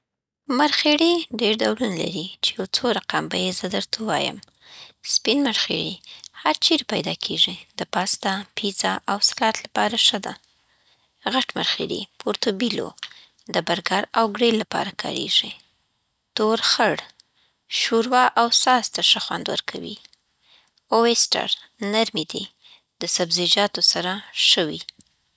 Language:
Southern Pashto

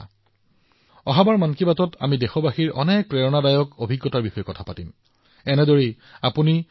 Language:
Assamese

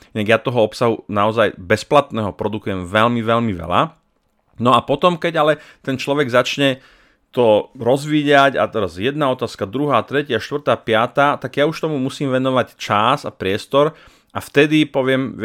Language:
Slovak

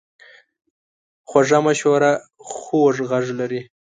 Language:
Pashto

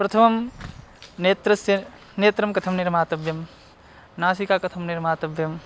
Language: Sanskrit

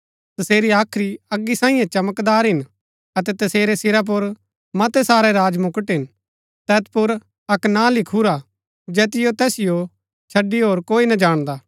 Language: Gaddi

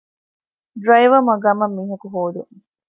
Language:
Divehi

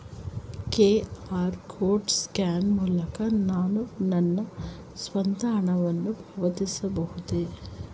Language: Kannada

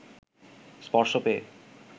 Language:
Bangla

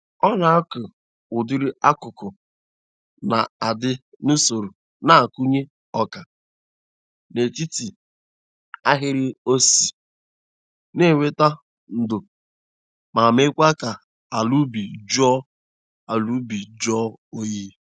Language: Igbo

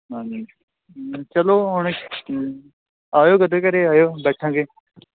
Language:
Punjabi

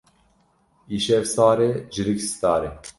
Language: Kurdish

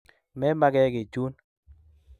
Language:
Kalenjin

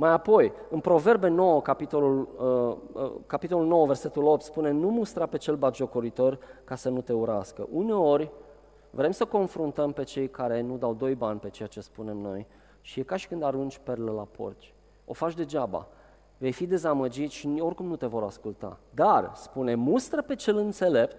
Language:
Romanian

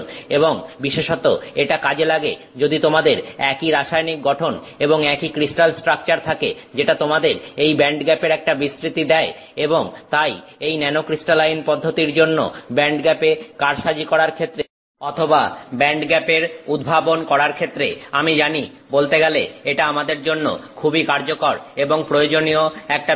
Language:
Bangla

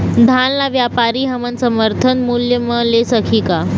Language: Chhattisgarhi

